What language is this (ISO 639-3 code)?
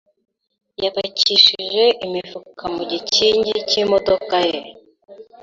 kin